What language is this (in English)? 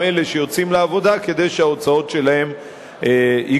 Hebrew